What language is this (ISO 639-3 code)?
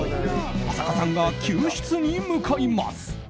jpn